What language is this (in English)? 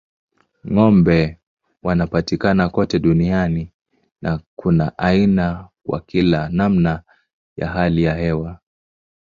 Swahili